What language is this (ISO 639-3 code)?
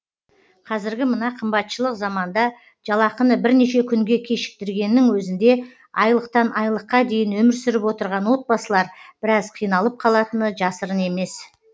kaz